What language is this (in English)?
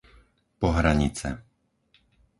Slovak